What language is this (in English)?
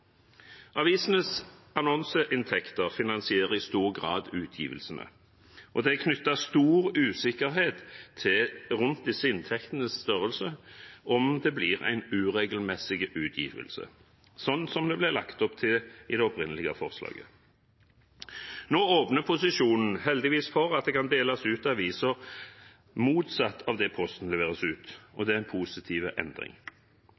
Norwegian Bokmål